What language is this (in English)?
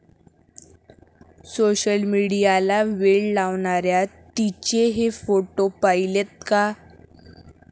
Marathi